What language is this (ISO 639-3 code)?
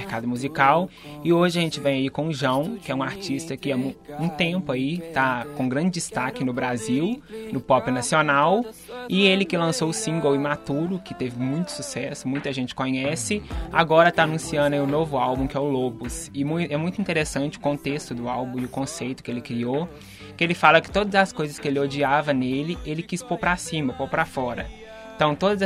por